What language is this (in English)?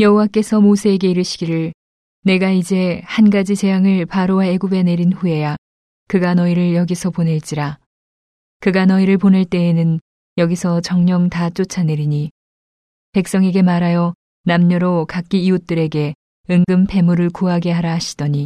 Korean